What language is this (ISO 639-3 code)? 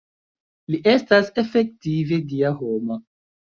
epo